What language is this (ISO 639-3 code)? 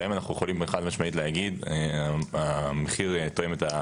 heb